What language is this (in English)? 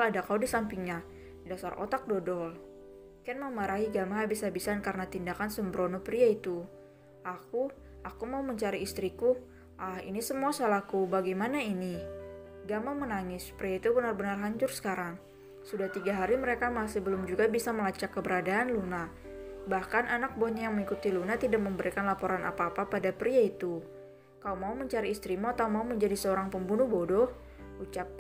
Indonesian